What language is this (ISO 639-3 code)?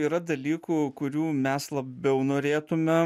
lit